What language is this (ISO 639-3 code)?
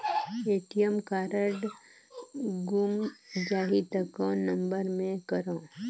hne